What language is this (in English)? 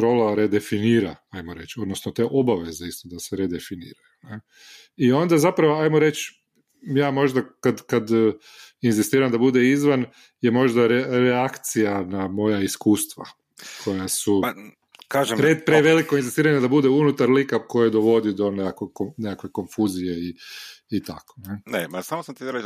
Croatian